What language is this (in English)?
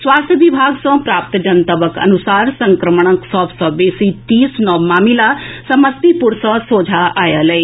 Maithili